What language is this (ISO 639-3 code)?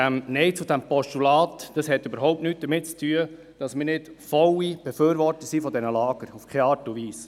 gsw